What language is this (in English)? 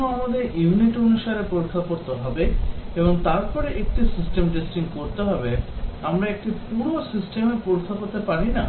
Bangla